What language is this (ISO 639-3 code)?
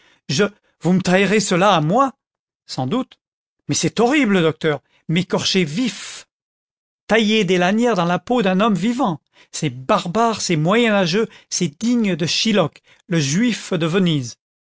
fra